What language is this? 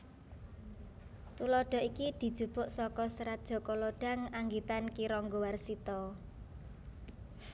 Javanese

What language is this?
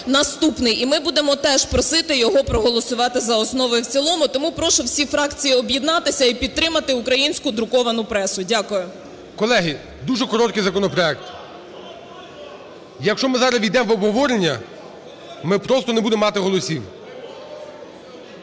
Ukrainian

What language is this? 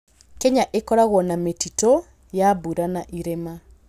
Kikuyu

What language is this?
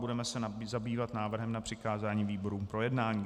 Czech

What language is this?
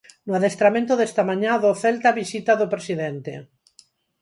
Galician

